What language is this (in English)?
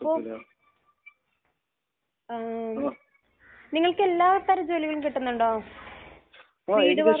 Malayalam